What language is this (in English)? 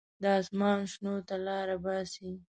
Pashto